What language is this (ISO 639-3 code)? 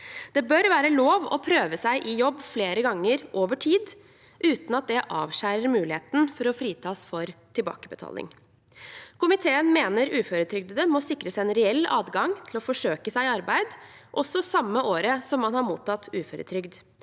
nor